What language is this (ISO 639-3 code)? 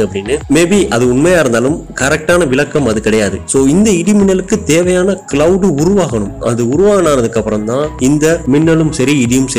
tam